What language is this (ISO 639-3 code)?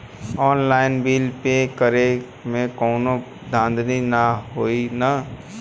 bho